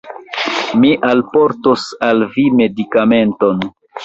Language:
Esperanto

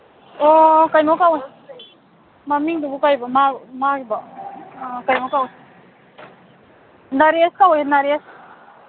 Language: Manipuri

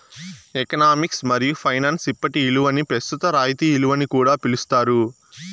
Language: Telugu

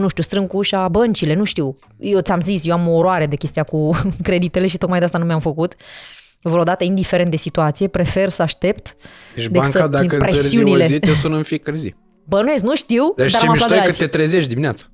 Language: Romanian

